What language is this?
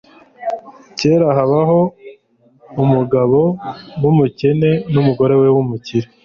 Kinyarwanda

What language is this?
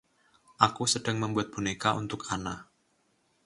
Indonesian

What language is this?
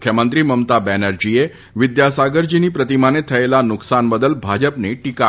Gujarati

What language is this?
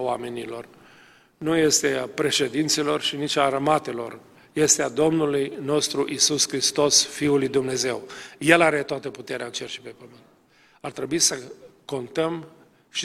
Romanian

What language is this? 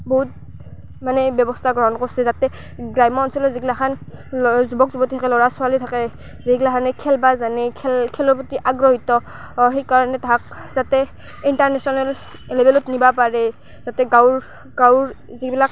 Assamese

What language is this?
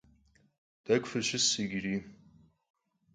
Kabardian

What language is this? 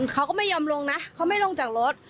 Thai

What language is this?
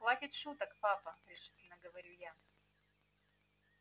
Russian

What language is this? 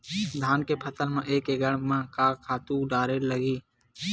Chhattisgarhi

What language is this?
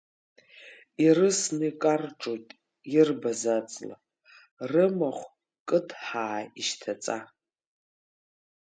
Abkhazian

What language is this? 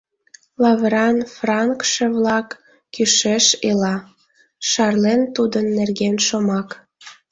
Mari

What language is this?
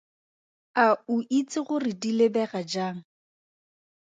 Tswana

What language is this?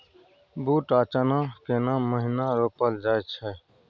Maithili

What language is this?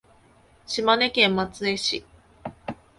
Japanese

